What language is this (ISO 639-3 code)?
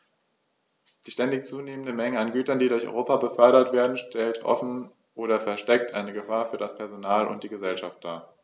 deu